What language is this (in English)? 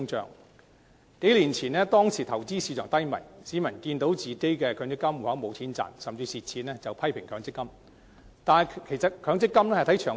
Cantonese